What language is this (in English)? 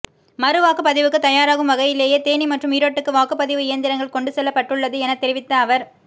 Tamil